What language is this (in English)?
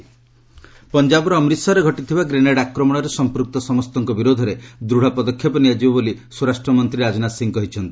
Odia